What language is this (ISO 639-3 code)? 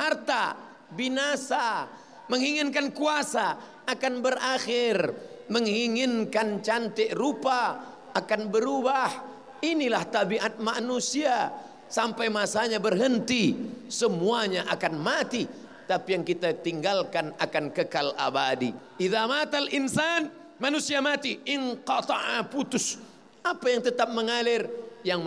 msa